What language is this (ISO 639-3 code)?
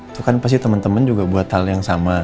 ind